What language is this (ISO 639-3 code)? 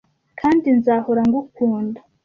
kin